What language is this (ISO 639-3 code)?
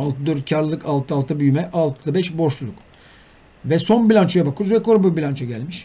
tur